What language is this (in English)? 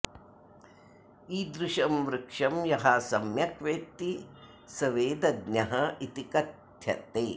Sanskrit